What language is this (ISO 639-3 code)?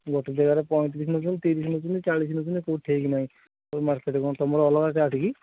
ori